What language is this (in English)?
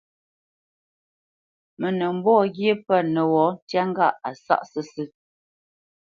Bamenyam